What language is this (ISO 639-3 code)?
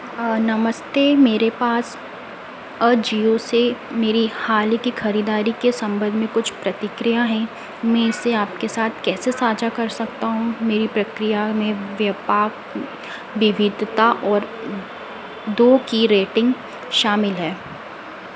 hin